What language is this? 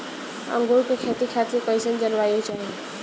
Bhojpuri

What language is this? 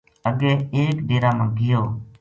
Gujari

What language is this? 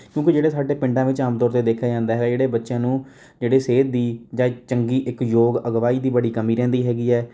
Punjabi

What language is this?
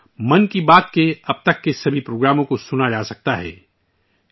Urdu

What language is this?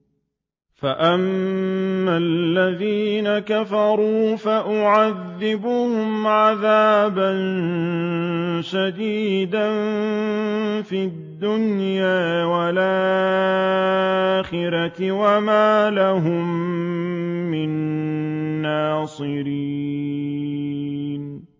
Arabic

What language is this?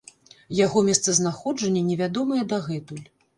Belarusian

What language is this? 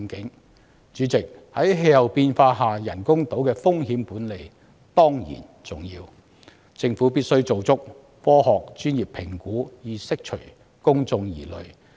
Cantonese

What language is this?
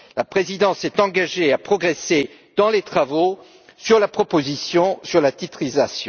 French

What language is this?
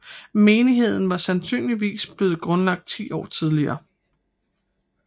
Danish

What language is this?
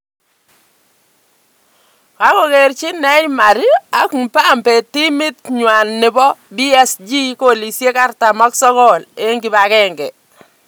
Kalenjin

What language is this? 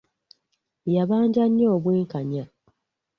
Ganda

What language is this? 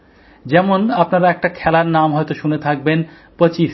Bangla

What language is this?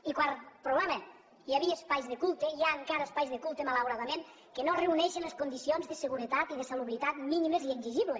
Catalan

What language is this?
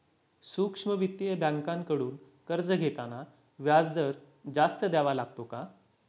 Marathi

